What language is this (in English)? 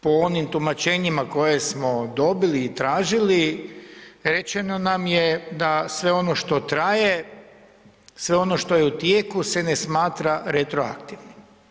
Croatian